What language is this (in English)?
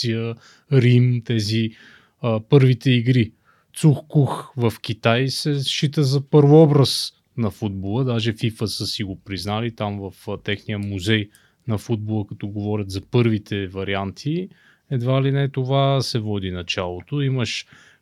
Bulgarian